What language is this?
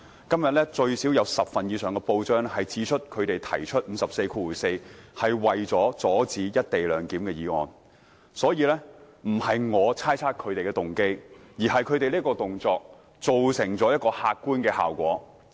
Cantonese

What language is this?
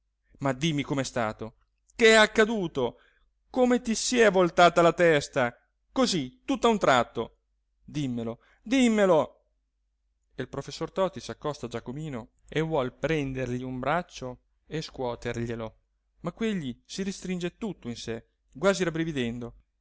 Italian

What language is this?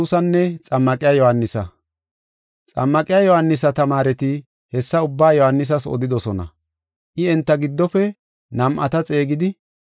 Gofa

